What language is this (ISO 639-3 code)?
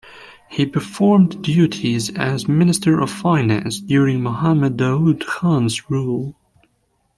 eng